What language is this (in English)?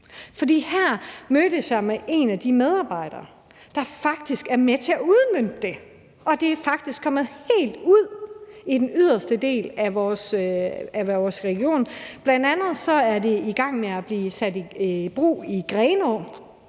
Danish